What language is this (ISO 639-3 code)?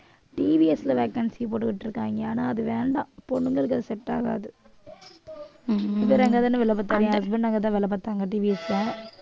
tam